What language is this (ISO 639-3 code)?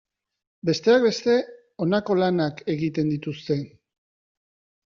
eus